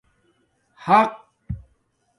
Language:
Domaaki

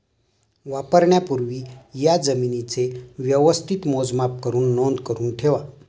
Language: Marathi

